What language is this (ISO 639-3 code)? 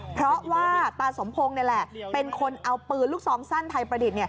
tha